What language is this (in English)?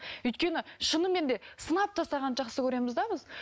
Kazakh